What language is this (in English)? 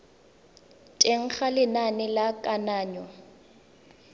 Tswana